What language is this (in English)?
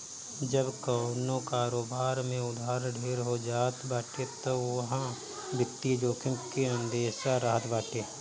Bhojpuri